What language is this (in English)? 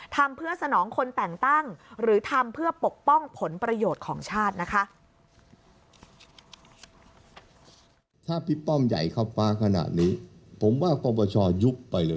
Thai